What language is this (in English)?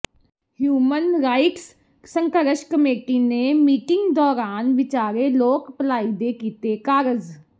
Punjabi